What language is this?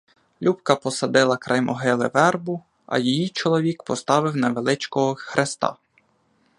Ukrainian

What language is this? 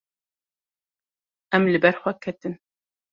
Kurdish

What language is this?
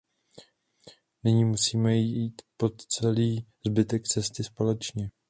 Czech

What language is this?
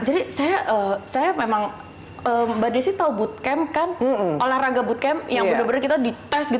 Indonesian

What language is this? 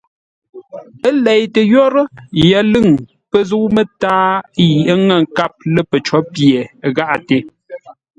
Ngombale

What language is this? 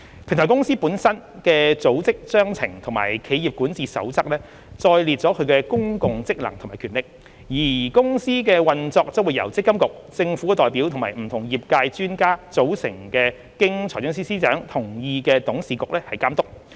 Cantonese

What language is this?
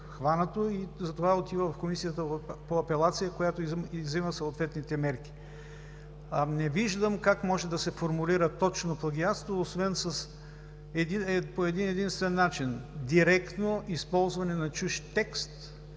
Bulgarian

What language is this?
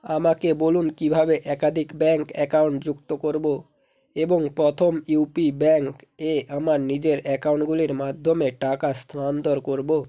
Bangla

